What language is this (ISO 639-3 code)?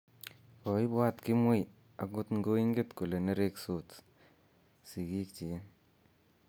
kln